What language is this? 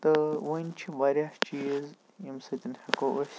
Kashmiri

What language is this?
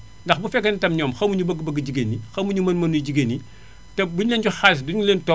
Wolof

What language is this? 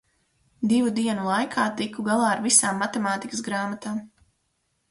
Latvian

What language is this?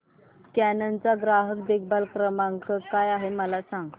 Marathi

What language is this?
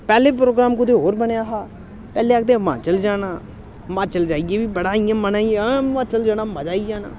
Dogri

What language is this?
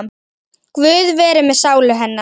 Icelandic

